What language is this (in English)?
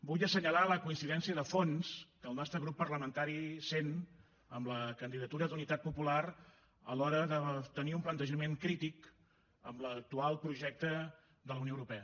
Catalan